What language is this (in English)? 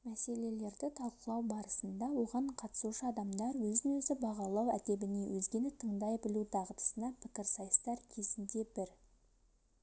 Kazakh